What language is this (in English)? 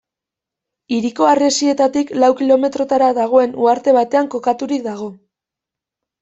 Basque